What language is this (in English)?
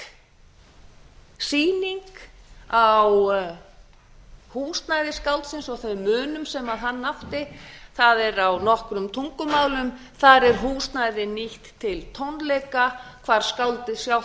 Icelandic